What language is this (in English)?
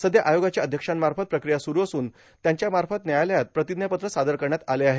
Marathi